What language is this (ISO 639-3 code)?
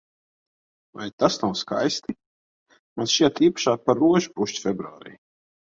lav